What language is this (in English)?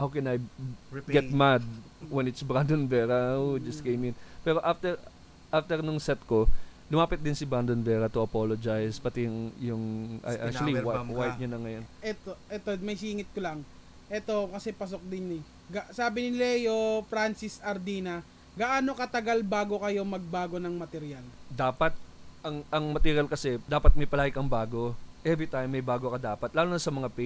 Filipino